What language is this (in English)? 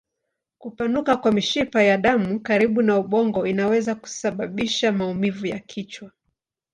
Swahili